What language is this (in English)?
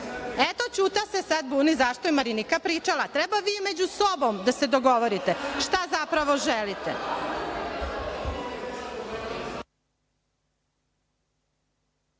Serbian